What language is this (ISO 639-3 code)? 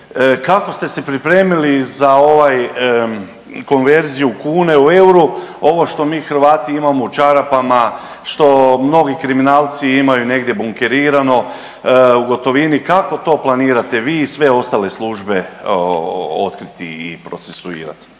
hrv